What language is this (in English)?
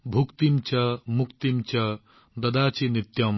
Assamese